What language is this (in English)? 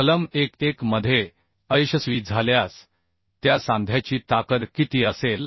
Marathi